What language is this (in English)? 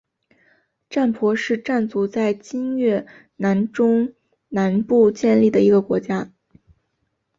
Chinese